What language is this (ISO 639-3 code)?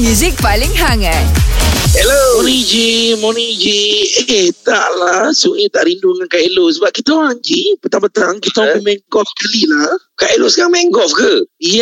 msa